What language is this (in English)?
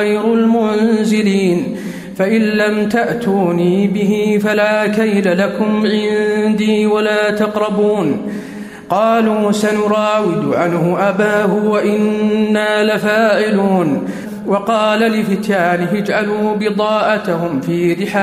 Arabic